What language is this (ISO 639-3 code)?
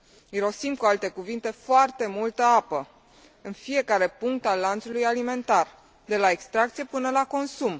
ron